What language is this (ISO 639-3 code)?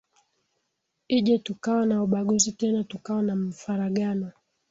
swa